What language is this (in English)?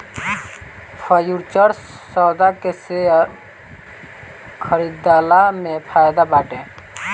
Bhojpuri